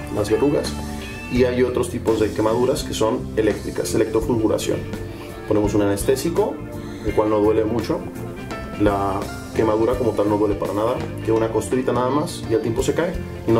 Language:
Spanish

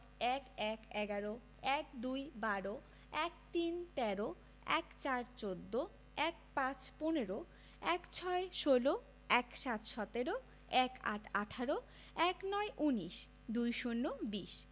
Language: Bangla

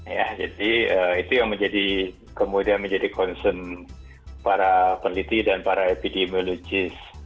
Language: Indonesian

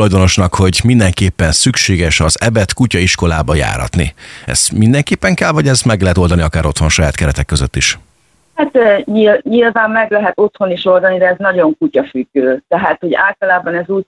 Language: Hungarian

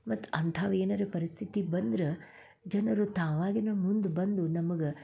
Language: Kannada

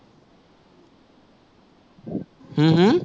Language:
Assamese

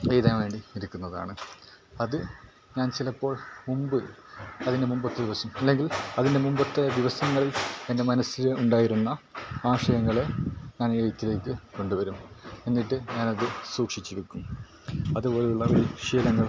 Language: Malayalam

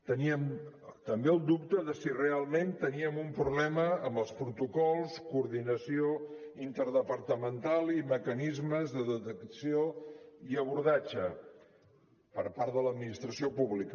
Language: Catalan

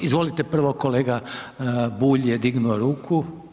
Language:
Croatian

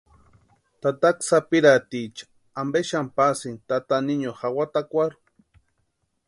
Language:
Western Highland Purepecha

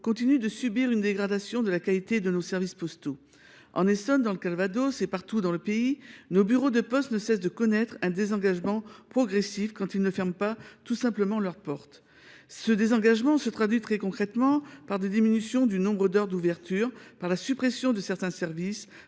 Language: French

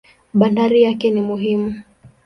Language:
Swahili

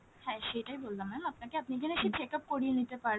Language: Bangla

